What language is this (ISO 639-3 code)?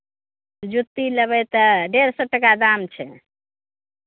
mai